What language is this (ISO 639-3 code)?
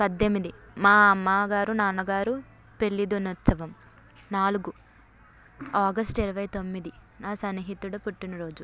tel